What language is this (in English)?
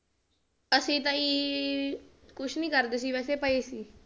Punjabi